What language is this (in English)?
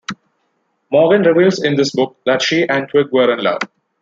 English